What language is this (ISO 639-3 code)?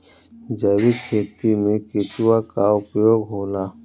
bho